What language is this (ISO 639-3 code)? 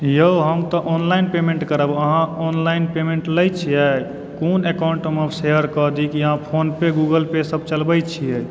mai